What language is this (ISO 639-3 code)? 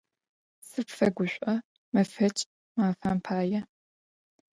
ady